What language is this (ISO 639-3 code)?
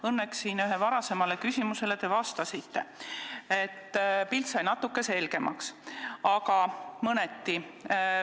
est